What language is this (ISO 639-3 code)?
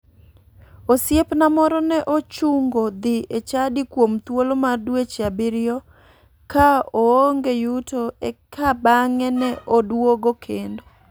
luo